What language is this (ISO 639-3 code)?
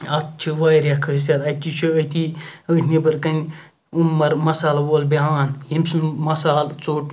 kas